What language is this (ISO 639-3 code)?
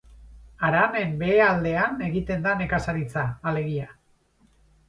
eus